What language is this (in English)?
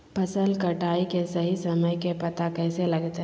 Magahi